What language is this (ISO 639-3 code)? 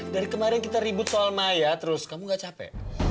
ind